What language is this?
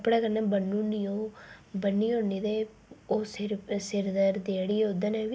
Dogri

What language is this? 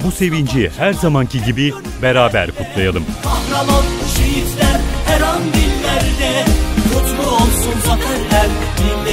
Turkish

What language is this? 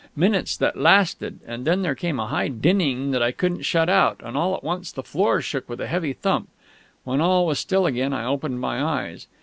English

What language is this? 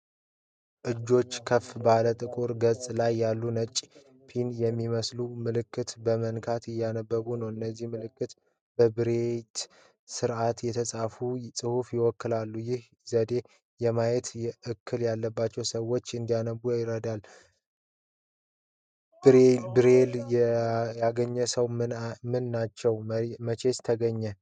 Amharic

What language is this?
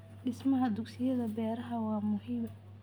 Somali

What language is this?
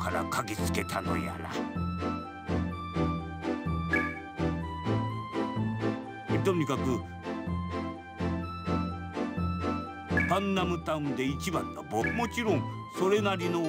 Japanese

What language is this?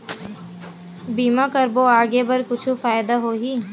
Chhattisgarhi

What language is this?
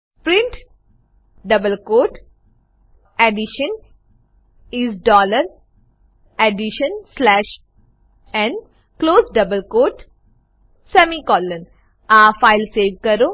Gujarati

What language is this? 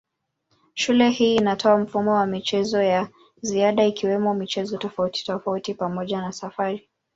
Swahili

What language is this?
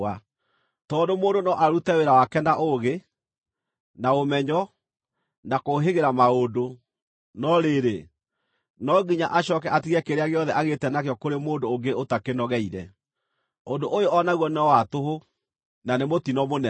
Kikuyu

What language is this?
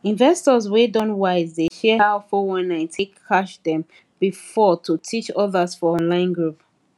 Nigerian Pidgin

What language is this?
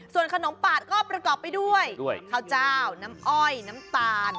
Thai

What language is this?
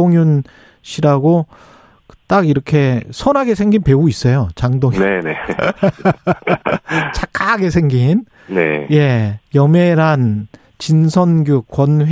Korean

